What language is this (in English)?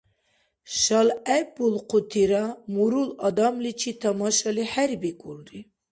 Dargwa